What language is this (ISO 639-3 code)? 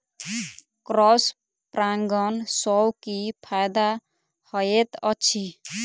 mai